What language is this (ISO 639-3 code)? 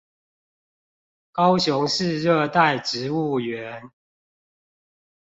zho